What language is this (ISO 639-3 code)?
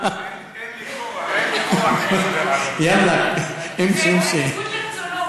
heb